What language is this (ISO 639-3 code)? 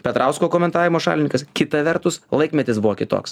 lit